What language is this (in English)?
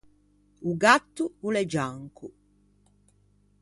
Ligurian